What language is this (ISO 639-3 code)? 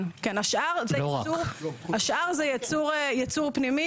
heb